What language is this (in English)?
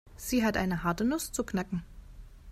German